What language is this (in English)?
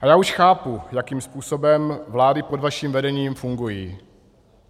Czech